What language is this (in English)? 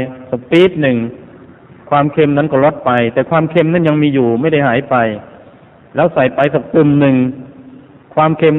Thai